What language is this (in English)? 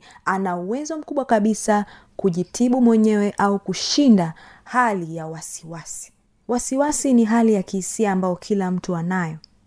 Swahili